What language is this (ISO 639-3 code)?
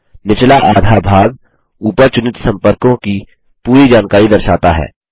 hin